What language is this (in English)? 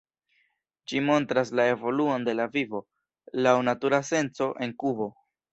Esperanto